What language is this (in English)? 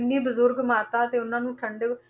Punjabi